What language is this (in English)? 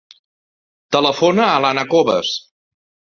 Catalan